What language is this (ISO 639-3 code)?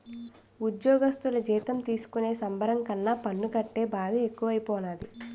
tel